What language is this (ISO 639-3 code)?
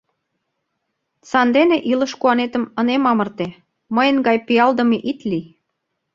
chm